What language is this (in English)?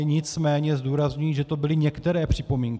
Czech